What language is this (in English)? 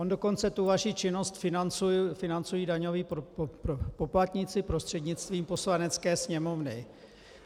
Czech